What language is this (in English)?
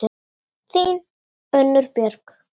Icelandic